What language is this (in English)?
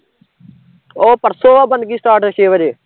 Punjabi